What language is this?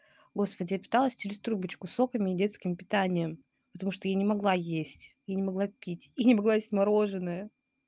Russian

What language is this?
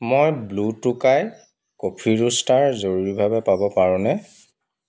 Assamese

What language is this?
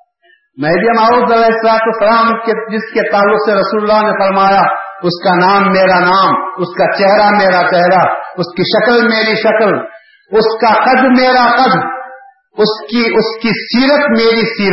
Urdu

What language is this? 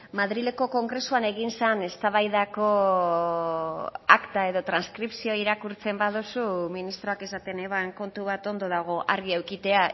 Basque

